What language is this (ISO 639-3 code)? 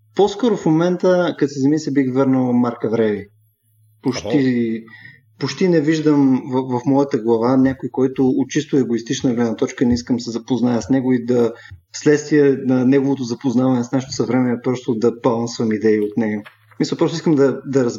bul